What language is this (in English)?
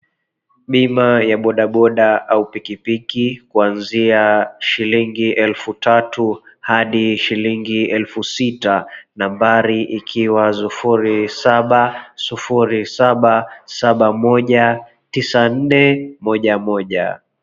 Swahili